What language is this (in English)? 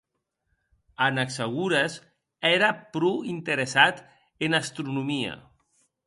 Occitan